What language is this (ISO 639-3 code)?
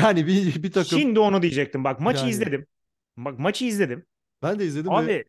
tur